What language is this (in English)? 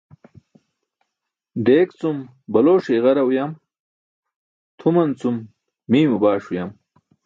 Burushaski